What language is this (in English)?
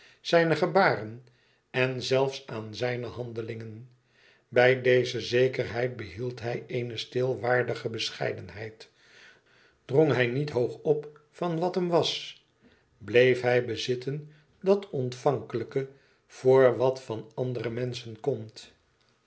Dutch